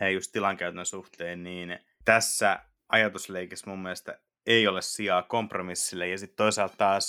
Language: Finnish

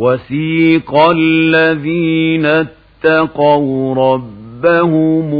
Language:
Arabic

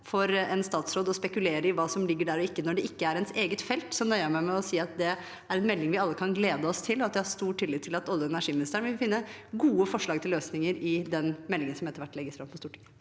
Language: Norwegian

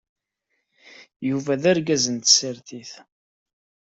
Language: Kabyle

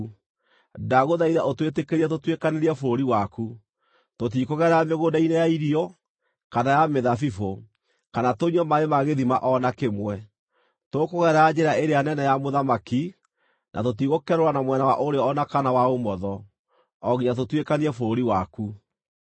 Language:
Kikuyu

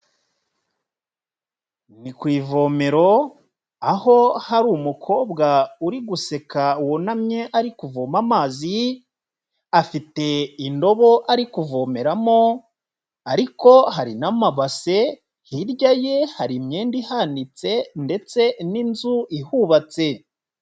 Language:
Kinyarwanda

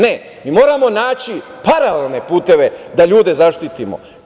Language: Serbian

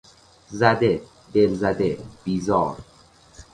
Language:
Persian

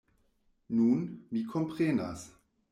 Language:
Esperanto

